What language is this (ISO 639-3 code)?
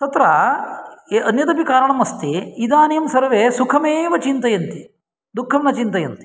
san